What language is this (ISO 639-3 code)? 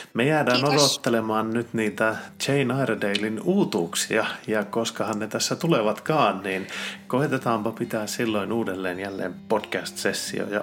fin